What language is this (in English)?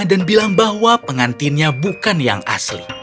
Indonesian